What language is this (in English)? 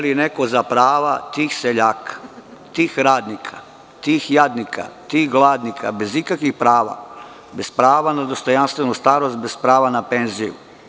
Serbian